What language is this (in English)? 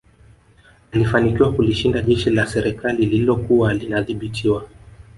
Swahili